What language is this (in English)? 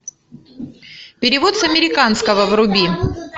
Russian